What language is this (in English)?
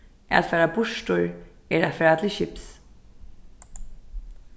Faroese